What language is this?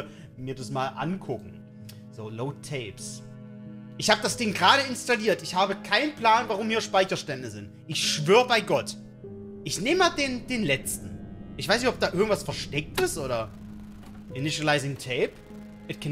German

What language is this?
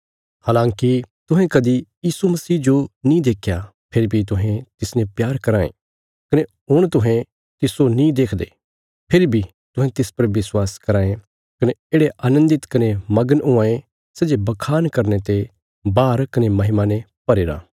Bilaspuri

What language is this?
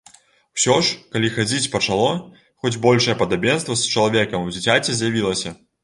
Belarusian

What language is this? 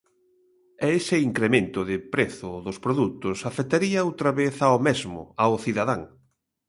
Galician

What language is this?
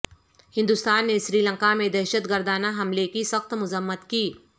Urdu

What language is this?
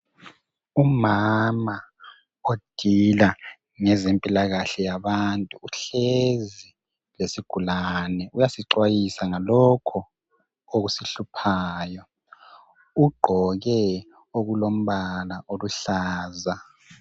North Ndebele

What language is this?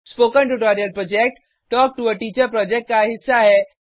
Hindi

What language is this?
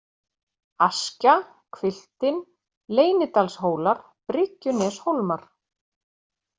Icelandic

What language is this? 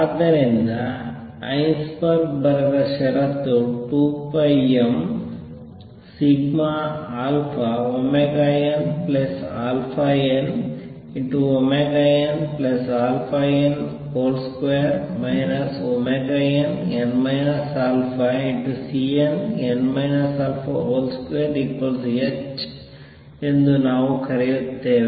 Kannada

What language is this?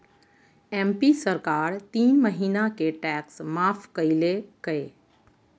Magahi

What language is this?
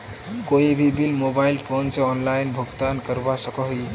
Magahi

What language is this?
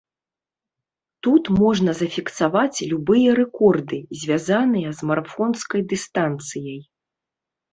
Belarusian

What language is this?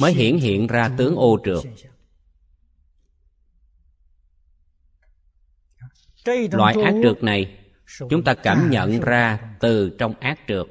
Vietnamese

